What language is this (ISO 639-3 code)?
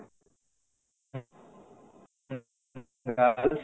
ori